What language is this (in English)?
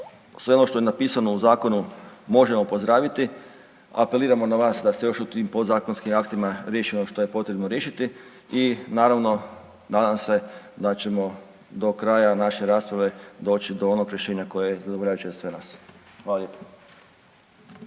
Croatian